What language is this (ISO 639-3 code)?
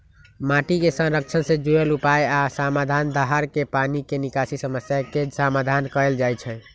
mag